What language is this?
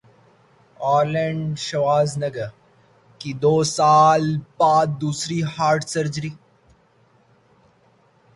Urdu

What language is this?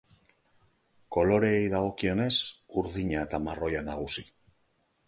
Basque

